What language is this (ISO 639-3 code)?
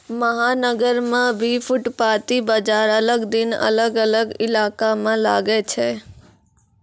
mai